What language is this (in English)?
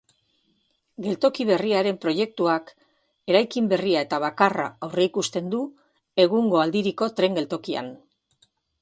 Basque